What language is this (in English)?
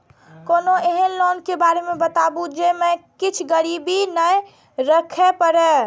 Maithili